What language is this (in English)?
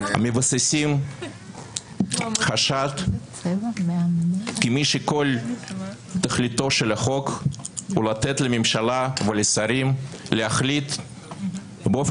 Hebrew